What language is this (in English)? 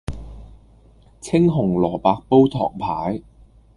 Cantonese